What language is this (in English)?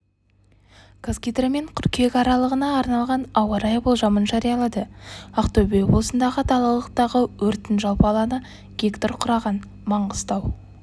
Kazakh